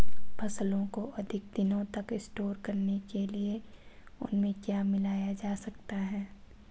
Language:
Hindi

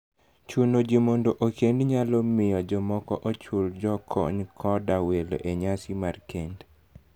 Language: Luo (Kenya and Tanzania)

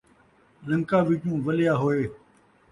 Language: Saraiki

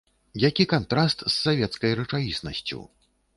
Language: Belarusian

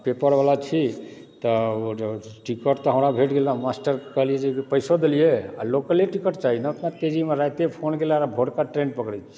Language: Maithili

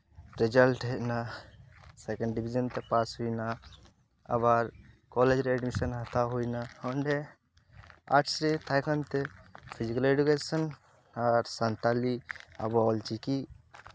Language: Santali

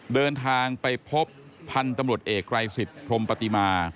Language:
Thai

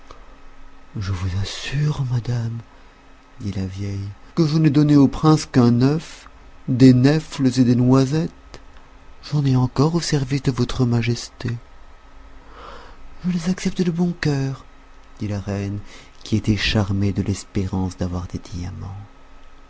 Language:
French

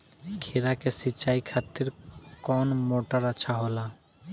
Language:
Bhojpuri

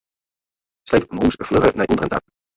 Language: Western Frisian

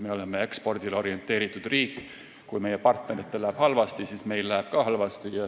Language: Estonian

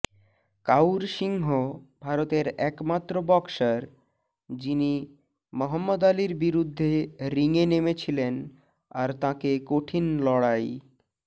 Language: Bangla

